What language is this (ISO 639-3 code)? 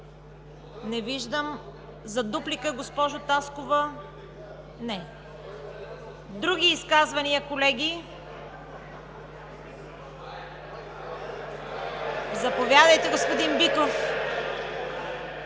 bul